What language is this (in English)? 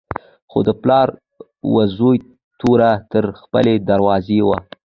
Pashto